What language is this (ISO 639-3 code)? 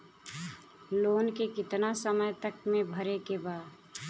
bho